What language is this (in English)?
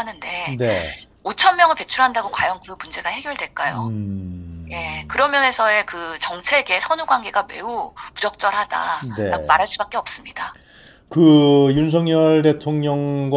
Korean